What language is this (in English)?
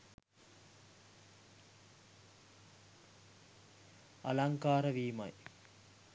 Sinhala